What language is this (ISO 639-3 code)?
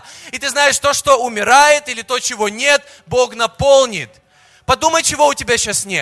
rus